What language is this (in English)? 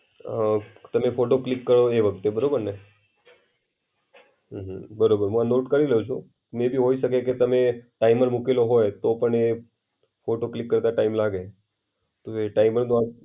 Gujarati